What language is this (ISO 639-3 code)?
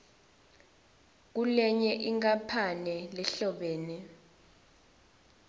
ssw